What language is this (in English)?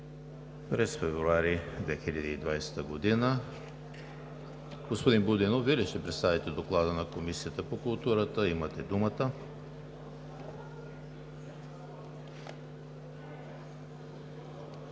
Bulgarian